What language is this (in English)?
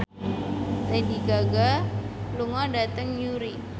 Javanese